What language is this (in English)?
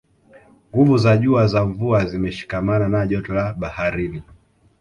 Swahili